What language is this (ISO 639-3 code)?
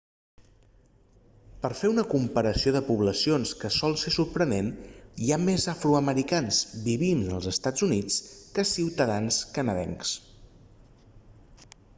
cat